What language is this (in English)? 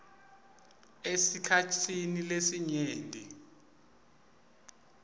Swati